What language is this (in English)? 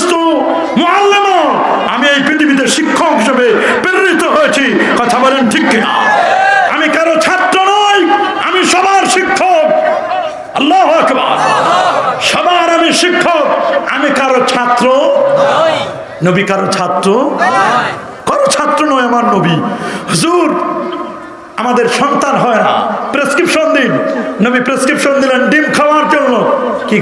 Turkish